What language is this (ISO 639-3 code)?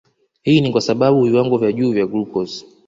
swa